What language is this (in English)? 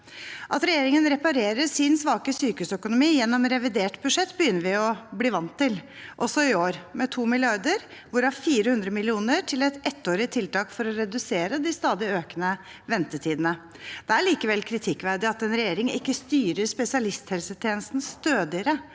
Norwegian